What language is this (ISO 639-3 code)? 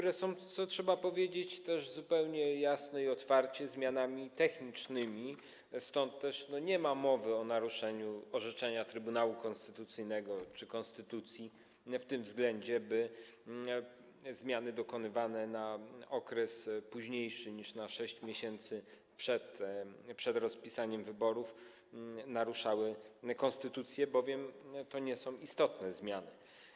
pol